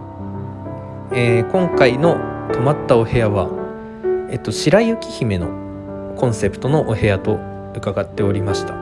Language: Japanese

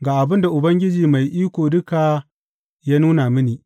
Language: Hausa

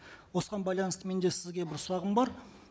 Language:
Kazakh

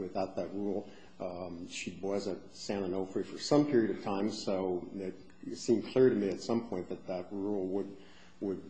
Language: English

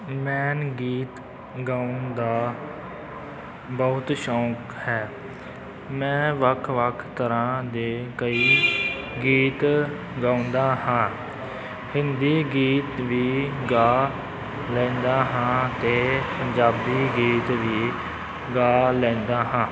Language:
Punjabi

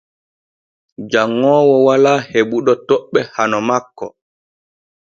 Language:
Borgu Fulfulde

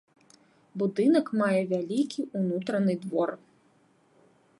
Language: Belarusian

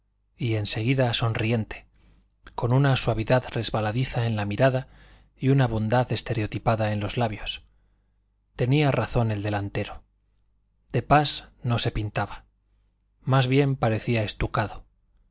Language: Spanish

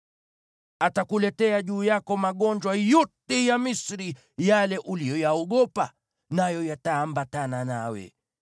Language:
Swahili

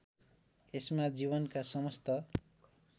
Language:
Nepali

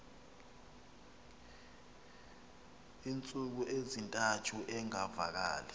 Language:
Xhosa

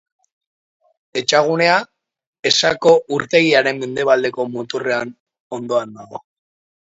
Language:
Basque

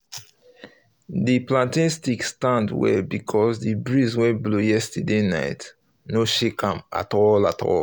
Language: Nigerian Pidgin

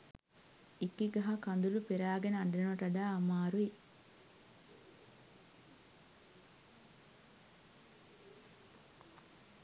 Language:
Sinhala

